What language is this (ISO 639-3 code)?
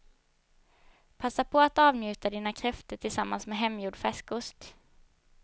swe